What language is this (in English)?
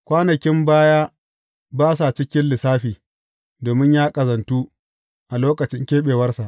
Hausa